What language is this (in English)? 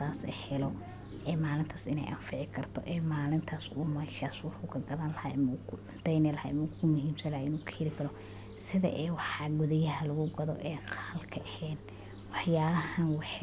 Somali